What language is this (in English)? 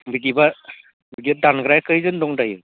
Bodo